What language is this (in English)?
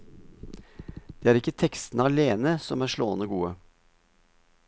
Norwegian